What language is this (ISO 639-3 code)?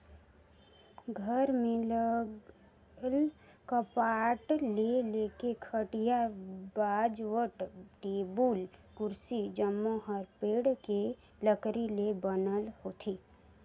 hne